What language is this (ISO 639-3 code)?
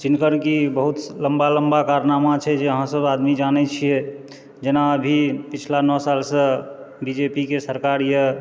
mai